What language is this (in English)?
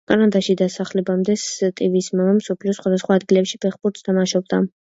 Georgian